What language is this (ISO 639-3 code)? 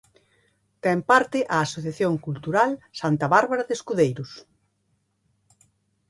glg